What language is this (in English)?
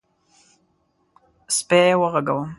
Pashto